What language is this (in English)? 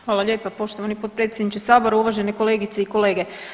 Croatian